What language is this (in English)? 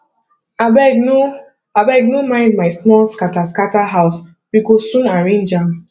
Nigerian Pidgin